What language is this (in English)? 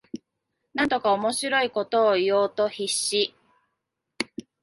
Japanese